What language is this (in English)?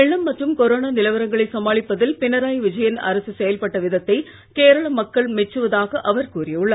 Tamil